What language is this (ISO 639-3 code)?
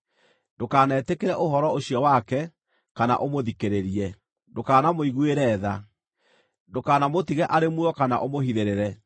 kik